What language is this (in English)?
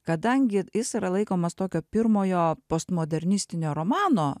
Lithuanian